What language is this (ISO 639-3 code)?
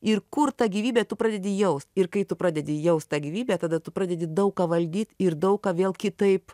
lit